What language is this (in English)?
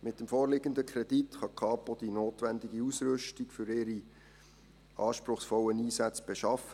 Swiss German